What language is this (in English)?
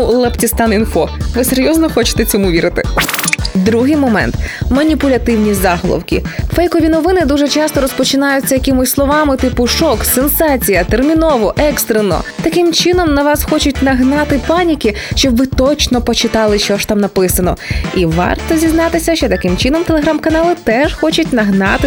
Ukrainian